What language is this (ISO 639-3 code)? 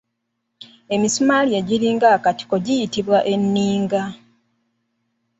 lug